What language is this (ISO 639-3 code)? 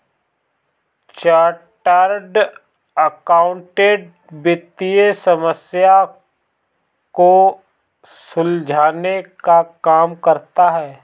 hin